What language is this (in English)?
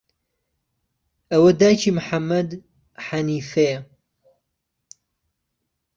Central Kurdish